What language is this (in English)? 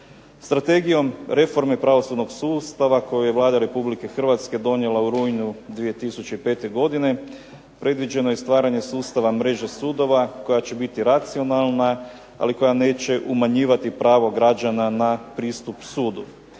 Croatian